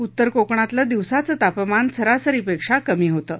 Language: Marathi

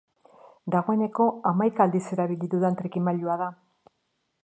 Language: Basque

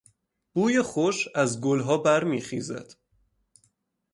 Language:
Persian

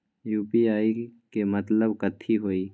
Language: Magahi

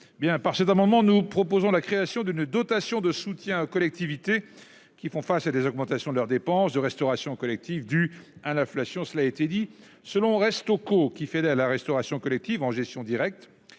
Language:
French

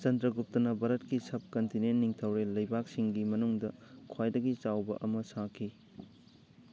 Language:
Manipuri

